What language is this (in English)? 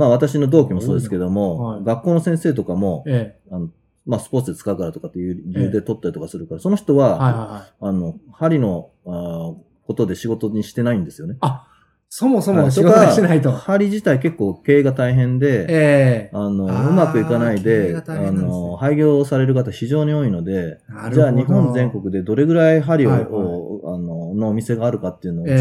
Japanese